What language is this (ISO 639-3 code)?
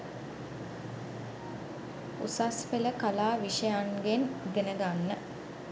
sin